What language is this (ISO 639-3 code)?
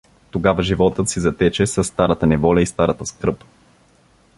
bul